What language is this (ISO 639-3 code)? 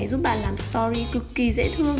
vie